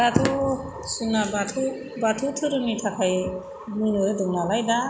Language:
Bodo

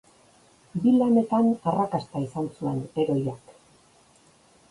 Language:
Basque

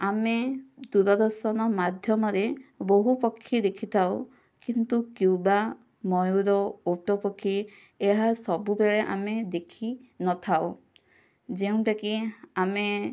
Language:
Odia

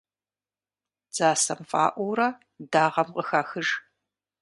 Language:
Kabardian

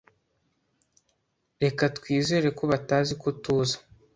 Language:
Kinyarwanda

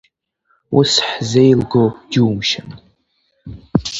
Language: Abkhazian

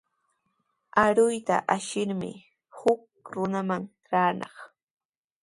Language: Sihuas Ancash Quechua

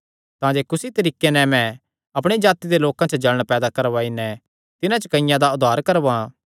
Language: Kangri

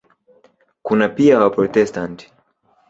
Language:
Swahili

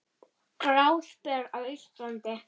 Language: Icelandic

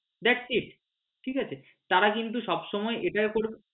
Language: Bangla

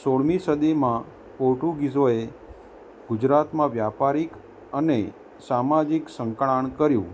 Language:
Gujarati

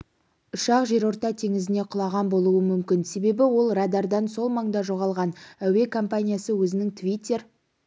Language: Kazakh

